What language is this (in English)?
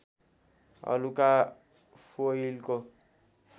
Nepali